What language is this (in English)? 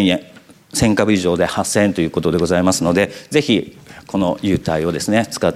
Japanese